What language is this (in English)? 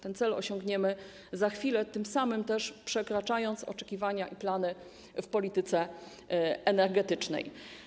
Polish